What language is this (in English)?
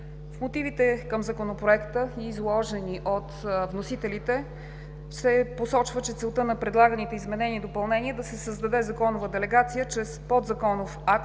Bulgarian